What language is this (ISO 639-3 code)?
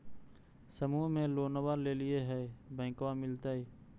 mag